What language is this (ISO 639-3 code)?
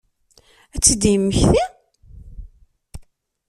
kab